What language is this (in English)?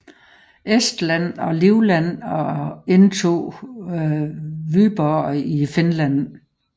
Danish